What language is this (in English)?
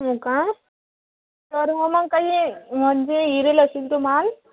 Marathi